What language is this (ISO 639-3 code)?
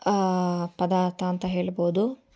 kan